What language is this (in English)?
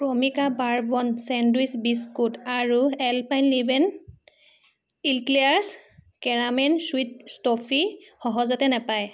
Assamese